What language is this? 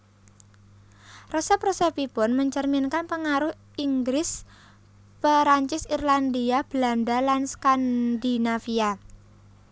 Javanese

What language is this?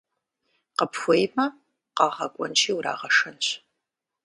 Kabardian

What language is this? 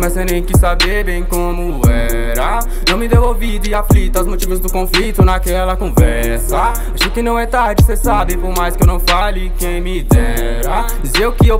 Portuguese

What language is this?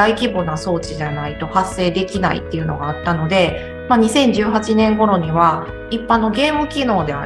Japanese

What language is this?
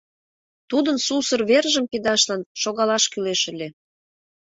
Mari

